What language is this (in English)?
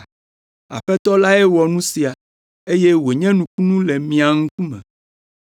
Ewe